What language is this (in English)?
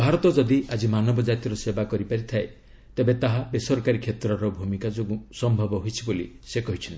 Odia